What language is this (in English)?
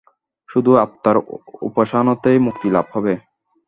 Bangla